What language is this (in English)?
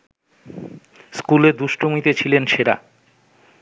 Bangla